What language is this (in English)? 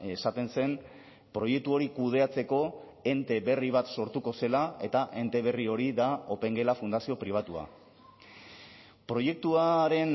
Basque